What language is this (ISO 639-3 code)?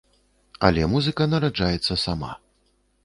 bel